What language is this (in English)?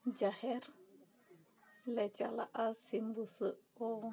Santali